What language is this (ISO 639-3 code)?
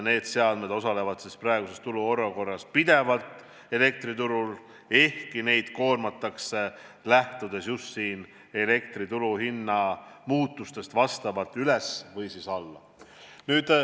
est